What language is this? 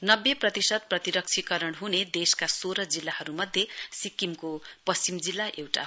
Nepali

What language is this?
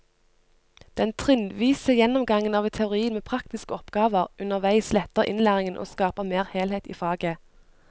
Norwegian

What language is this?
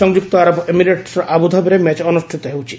Odia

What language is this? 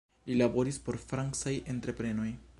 Esperanto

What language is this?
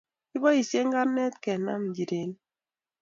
Kalenjin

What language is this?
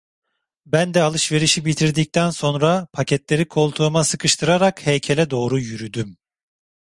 Turkish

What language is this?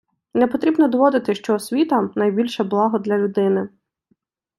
Ukrainian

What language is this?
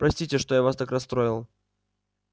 Russian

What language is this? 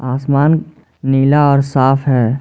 Hindi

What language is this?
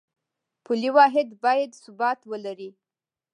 Pashto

